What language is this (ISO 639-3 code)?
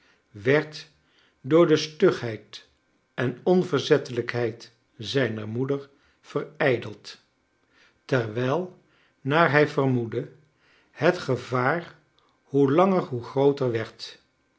nld